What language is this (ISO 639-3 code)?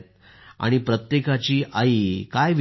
mar